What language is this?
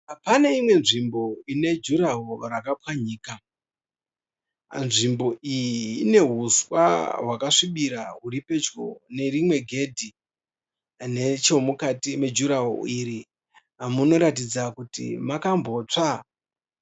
Shona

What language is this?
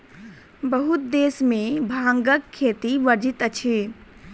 Maithili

